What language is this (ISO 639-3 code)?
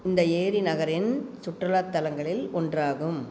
tam